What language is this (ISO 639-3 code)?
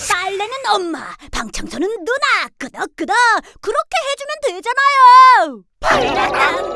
kor